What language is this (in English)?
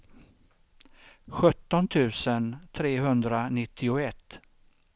Swedish